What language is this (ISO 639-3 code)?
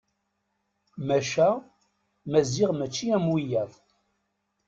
kab